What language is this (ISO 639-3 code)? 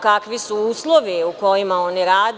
srp